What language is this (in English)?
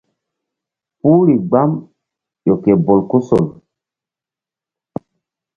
Mbum